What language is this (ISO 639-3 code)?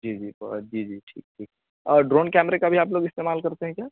urd